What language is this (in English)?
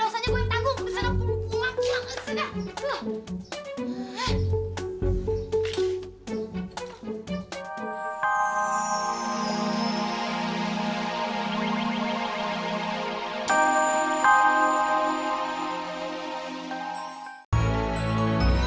Indonesian